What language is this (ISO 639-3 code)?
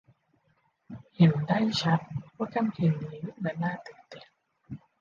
tha